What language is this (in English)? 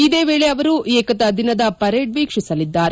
Kannada